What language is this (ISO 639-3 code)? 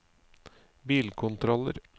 nor